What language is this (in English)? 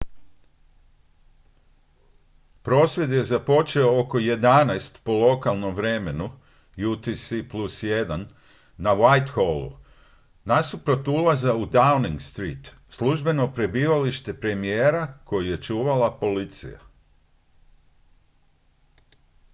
Croatian